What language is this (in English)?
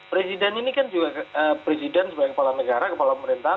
Indonesian